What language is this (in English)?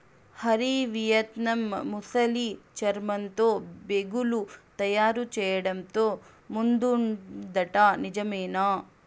Telugu